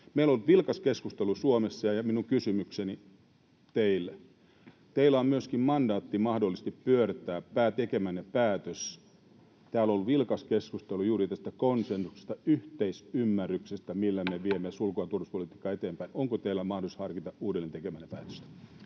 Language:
Finnish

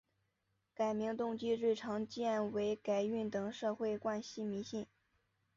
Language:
Chinese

